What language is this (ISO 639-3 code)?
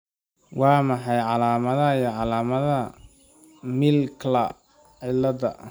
som